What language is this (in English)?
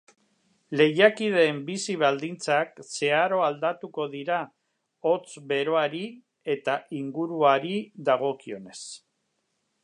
Basque